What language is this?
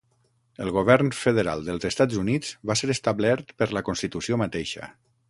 Catalan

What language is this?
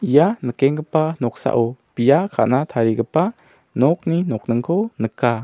Garo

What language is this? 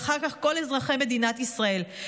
Hebrew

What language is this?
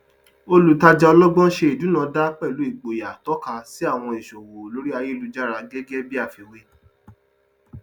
Yoruba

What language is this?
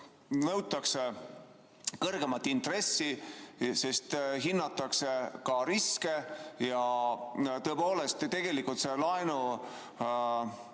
Estonian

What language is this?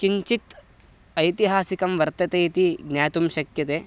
Sanskrit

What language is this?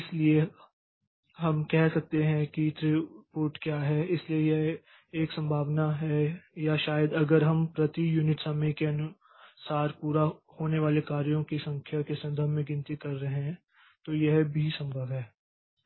Hindi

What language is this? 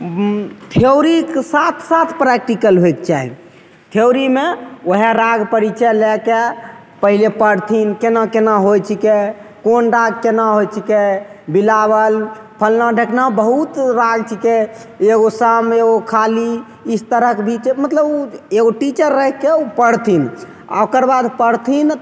Maithili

